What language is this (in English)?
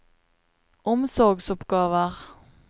Norwegian